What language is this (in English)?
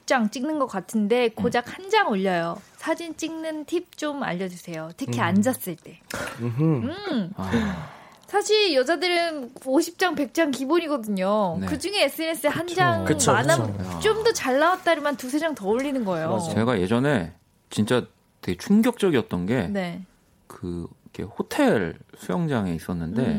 Korean